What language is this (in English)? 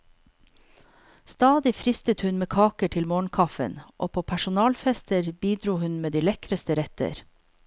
Norwegian